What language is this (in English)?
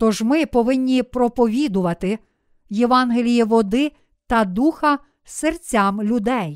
Ukrainian